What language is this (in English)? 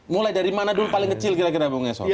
Indonesian